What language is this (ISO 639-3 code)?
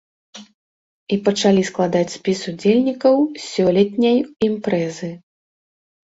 bel